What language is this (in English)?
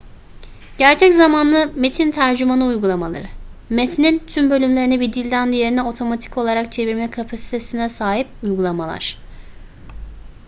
Turkish